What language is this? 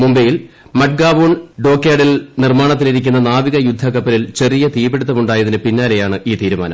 Malayalam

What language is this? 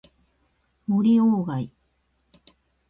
Japanese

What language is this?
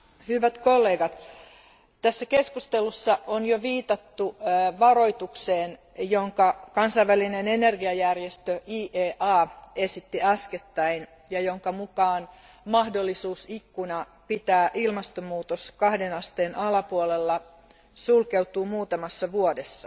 Finnish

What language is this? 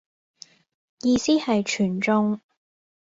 Cantonese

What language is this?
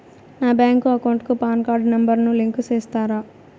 Telugu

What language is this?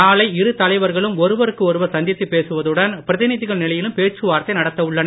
Tamil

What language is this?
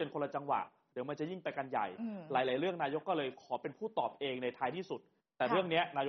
Thai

